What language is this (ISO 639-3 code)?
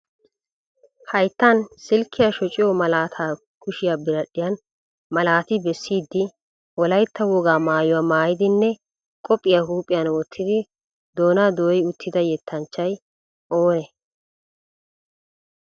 wal